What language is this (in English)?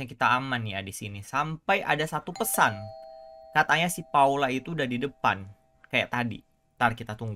Indonesian